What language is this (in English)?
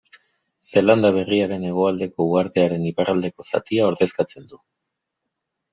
Basque